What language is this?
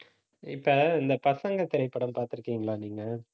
Tamil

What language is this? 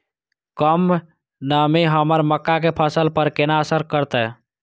Maithili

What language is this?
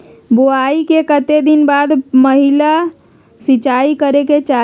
Magahi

